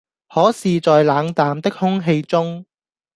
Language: Cantonese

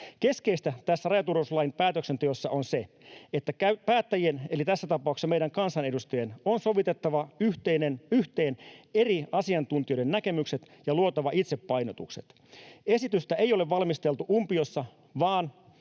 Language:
Finnish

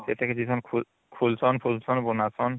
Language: Odia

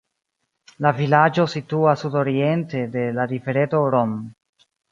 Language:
Esperanto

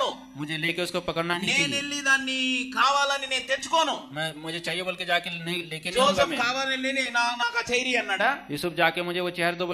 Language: Telugu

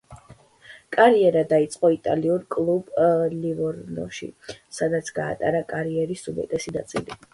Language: Georgian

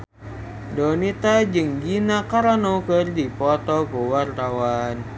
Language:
Sundanese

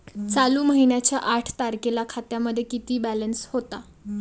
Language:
Marathi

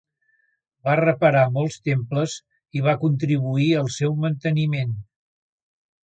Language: Catalan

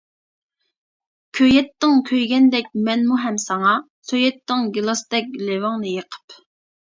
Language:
Uyghur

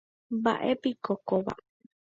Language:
Guarani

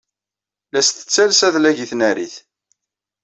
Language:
Kabyle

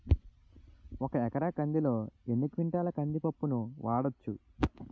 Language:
Telugu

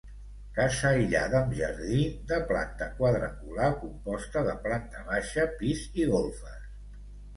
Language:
Catalan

